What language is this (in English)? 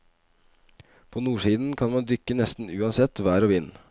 Norwegian